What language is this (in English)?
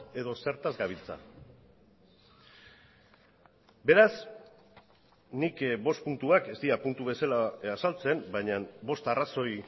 Basque